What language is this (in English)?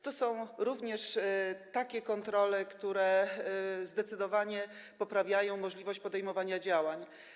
Polish